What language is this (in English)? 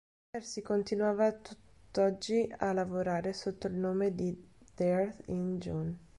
Italian